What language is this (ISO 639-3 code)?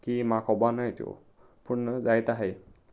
kok